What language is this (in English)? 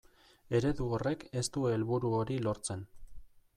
Basque